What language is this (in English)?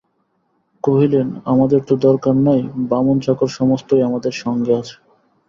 Bangla